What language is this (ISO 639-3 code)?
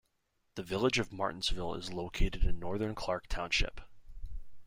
eng